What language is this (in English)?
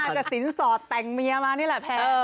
Thai